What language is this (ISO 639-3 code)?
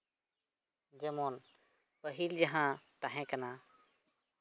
sat